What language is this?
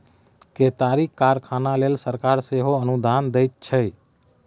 Maithili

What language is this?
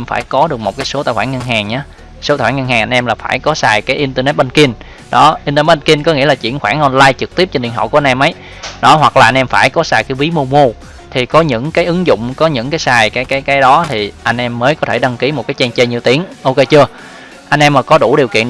Vietnamese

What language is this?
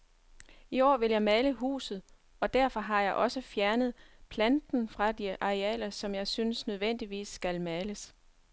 Danish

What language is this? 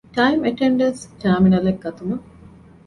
Divehi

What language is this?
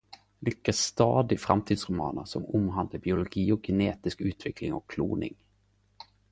Norwegian Nynorsk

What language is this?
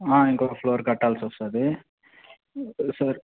Telugu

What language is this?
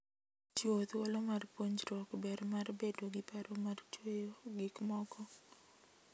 Luo (Kenya and Tanzania)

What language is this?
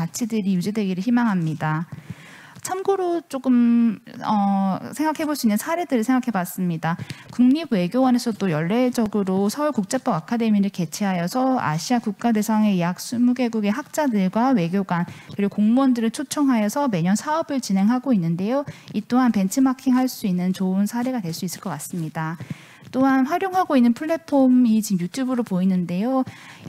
Korean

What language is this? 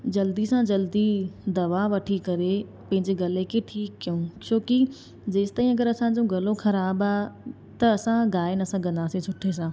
Sindhi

